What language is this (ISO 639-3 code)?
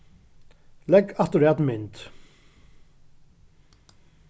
fao